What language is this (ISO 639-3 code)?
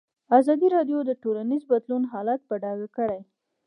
pus